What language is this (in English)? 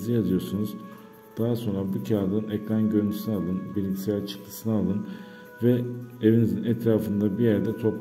Turkish